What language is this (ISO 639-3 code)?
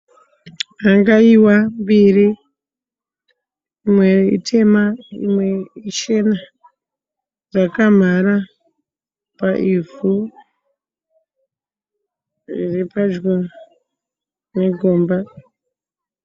sna